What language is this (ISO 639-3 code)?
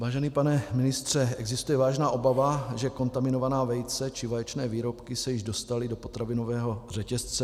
ces